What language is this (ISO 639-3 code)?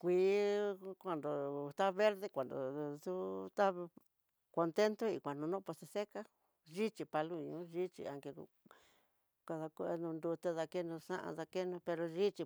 mtx